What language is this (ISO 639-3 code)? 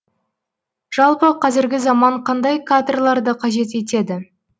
kaz